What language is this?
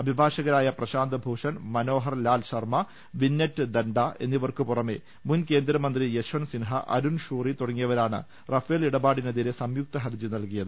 Malayalam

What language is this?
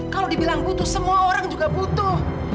Indonesian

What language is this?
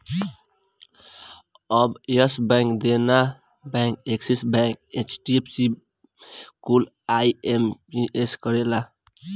Bhojpuri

